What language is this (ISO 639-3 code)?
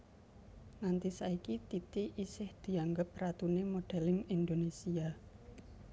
jav